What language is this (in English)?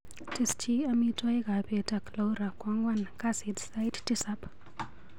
Kalenjin